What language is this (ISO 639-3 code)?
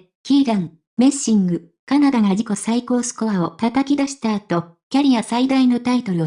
jpn